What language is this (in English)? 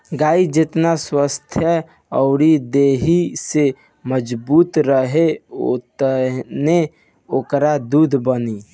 Bhojpuri